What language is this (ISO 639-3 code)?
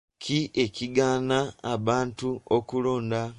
lug